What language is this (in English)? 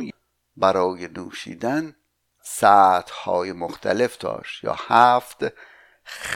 Persian